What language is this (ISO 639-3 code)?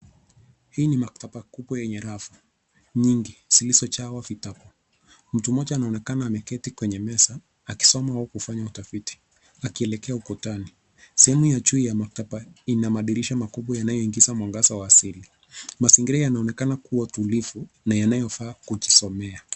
swa